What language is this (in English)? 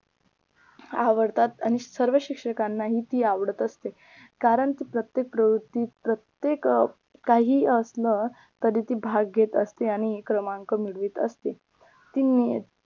Marathi